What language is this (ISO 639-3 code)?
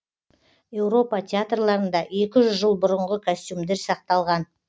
kaz